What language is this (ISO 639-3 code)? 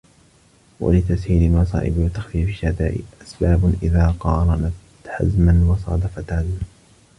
ara